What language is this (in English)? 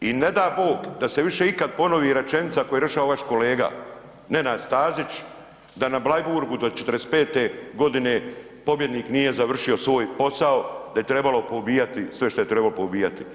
Croatian